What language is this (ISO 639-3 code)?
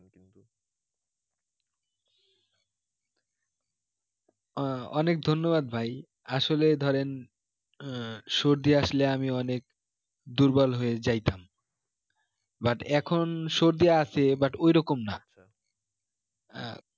ben